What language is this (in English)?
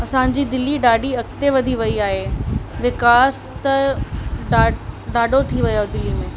Sindhi